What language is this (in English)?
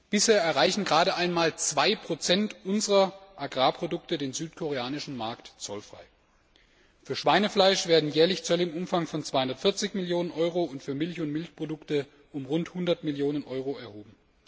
German